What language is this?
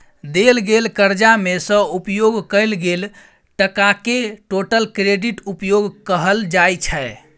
Maithili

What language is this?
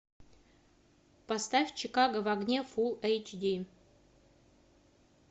Russian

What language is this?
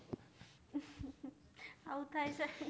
Gujarati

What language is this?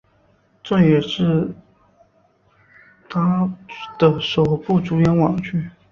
Chinese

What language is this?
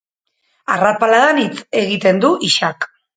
Basque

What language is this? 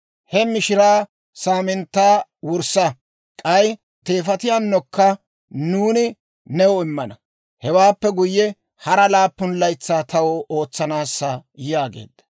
Dawro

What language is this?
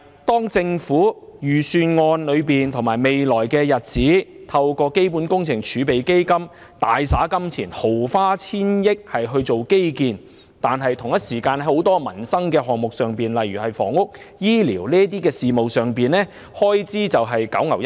Cantonese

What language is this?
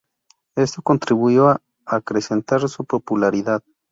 Spanish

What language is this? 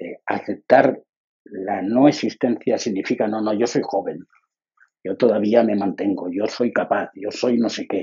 Spanish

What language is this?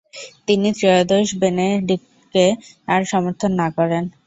Bangla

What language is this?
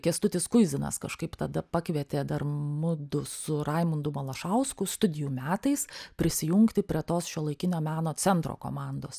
Lithuanian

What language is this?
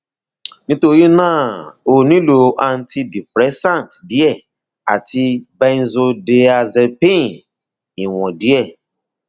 Yoruba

